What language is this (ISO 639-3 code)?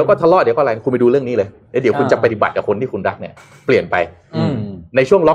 tha